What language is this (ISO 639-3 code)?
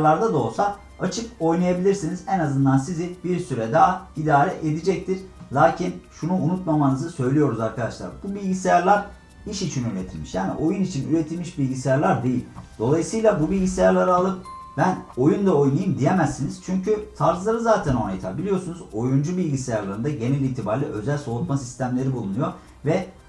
tur